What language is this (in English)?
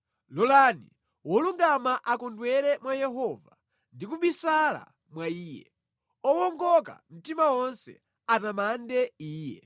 Nyanja